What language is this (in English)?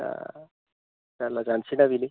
Bodo